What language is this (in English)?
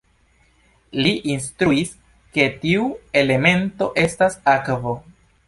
Esperanto